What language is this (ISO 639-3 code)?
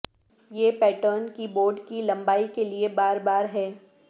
urd